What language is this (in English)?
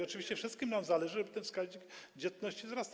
Polish